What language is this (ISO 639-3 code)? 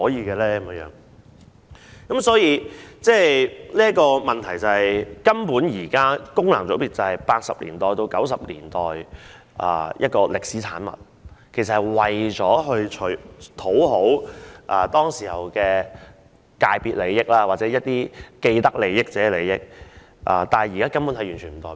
yue